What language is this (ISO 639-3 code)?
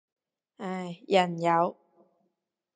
yue